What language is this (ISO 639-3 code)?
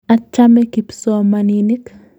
kln